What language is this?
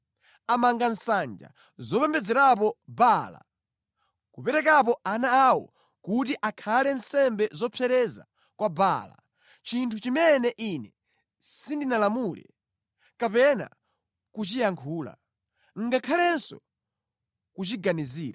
Nyanja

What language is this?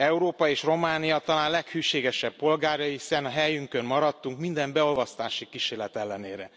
Hungarian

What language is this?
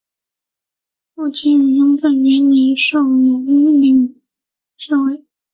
Chinese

